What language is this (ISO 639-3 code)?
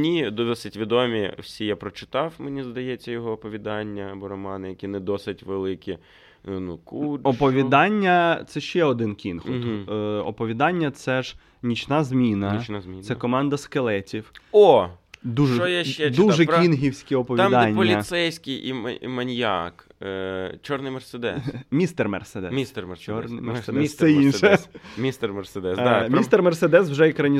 ukr